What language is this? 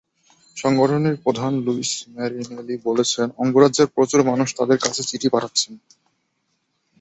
Bangla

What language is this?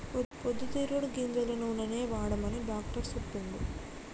Telugu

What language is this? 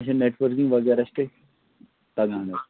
Kashmiri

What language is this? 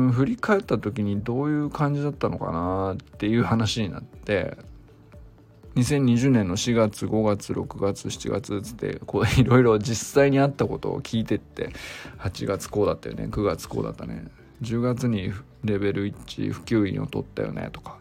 Japanese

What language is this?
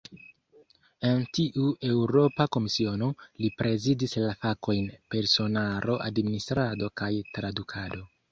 Esperanto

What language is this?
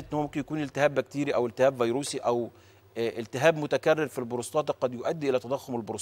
Arabic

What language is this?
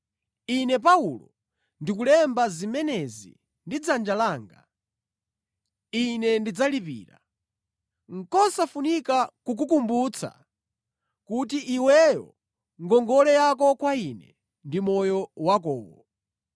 Nyanja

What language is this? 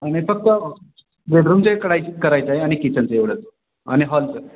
Marathi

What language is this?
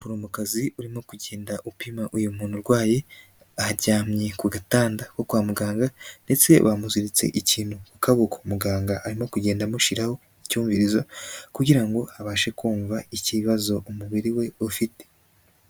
Kinyarwanda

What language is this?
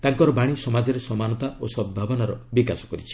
Odia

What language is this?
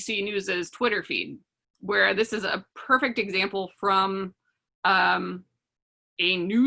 English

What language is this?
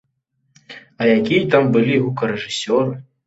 Belarusian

